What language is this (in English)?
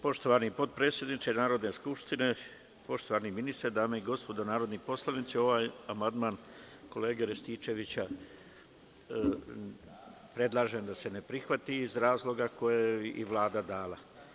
Serbian